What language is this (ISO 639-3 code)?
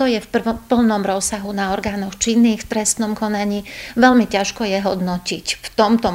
slk